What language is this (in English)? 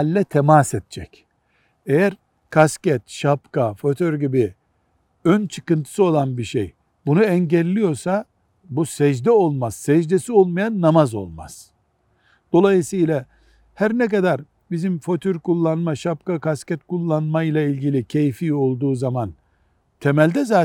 Turkish